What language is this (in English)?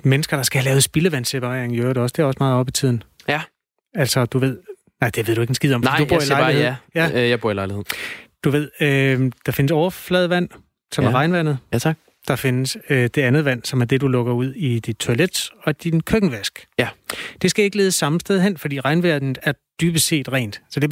Danish